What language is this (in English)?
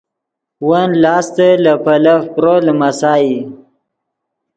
Yidgha